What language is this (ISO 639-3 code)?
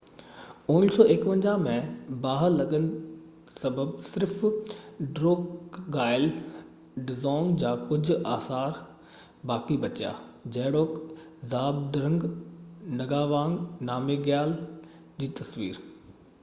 snd